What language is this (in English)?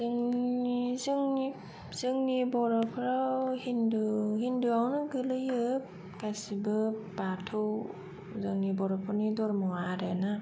Bodo